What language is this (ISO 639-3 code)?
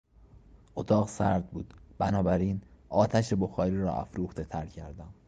fas